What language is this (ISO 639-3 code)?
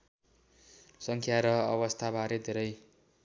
nep